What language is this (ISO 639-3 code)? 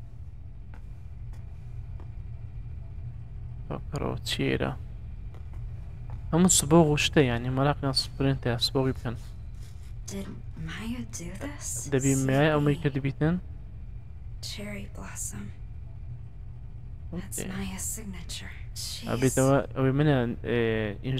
ara